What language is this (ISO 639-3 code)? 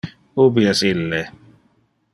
ina